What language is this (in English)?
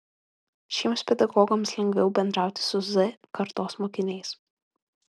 Lithuanian